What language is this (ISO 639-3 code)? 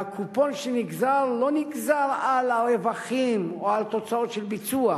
heb